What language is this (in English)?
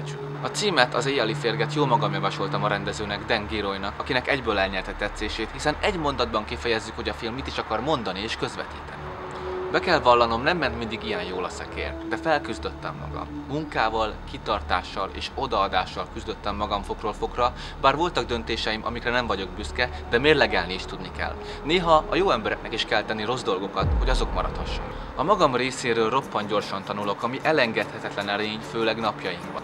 Hungarian